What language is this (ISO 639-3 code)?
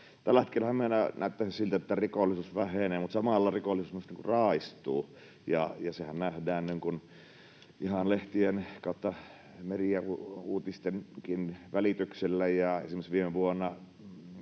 fin